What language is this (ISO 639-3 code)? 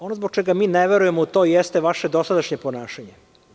srp